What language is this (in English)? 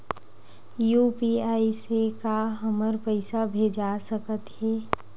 Chhattisgarhi